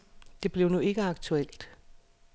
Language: Danish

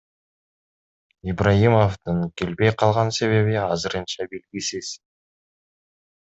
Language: Kyrgyz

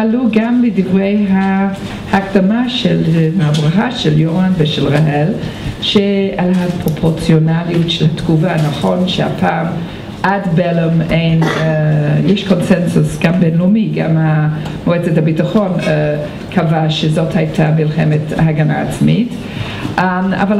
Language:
Hebrew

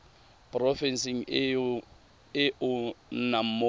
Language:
Tswana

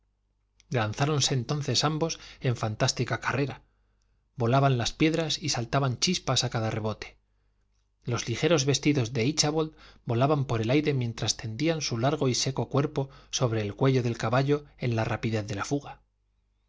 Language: Spanish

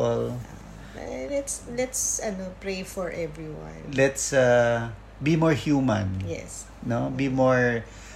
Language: Filipino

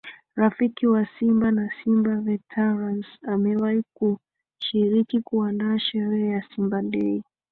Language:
Swahili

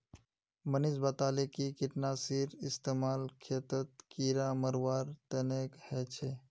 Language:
Magahi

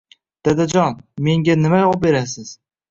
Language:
Uzbek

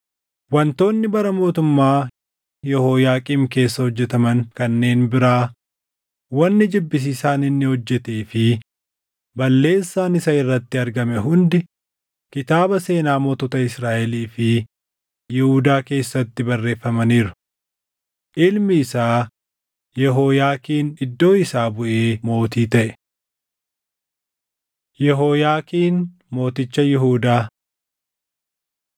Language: Oromo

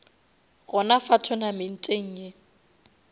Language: Northern Sotho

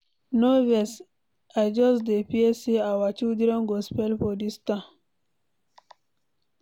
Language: Nigerian Pidgin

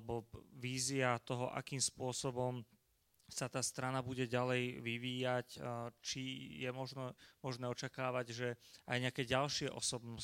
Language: Slovak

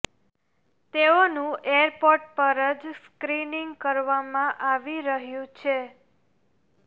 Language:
Gujarati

